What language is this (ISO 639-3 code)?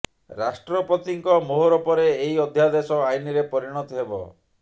ori